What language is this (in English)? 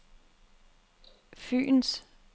Danish